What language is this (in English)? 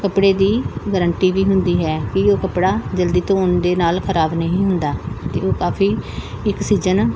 Punjabi